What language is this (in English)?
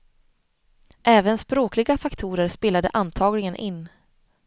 Swedish